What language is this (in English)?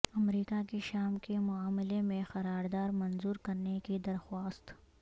Urdu